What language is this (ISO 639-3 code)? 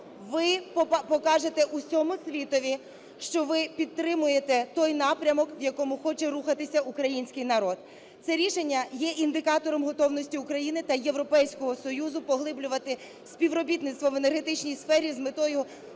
ukr